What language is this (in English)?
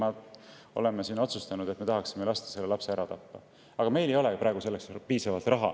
Estonian